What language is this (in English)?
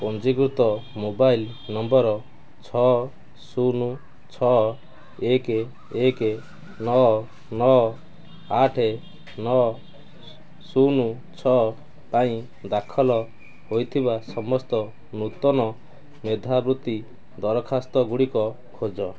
Odia